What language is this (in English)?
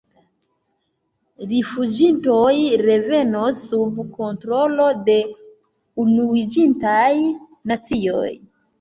Esperanto